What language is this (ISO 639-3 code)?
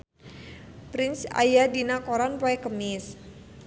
sun